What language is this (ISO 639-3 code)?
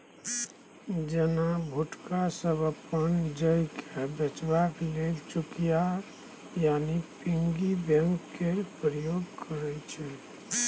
mai